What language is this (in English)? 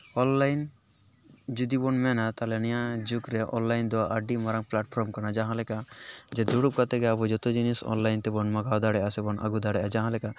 Santali